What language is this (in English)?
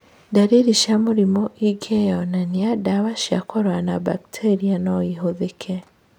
Kikuyu